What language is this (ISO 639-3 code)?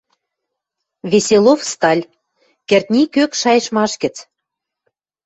mrj